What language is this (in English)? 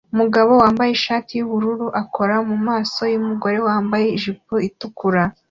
Kinyarwanda